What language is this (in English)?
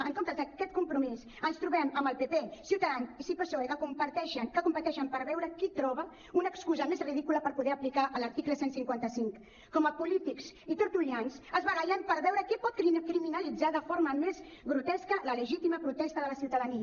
Catalan